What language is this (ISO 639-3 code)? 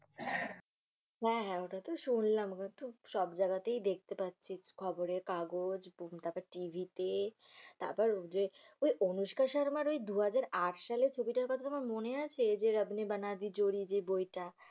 ben